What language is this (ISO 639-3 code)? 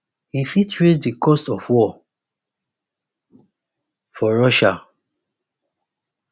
pcm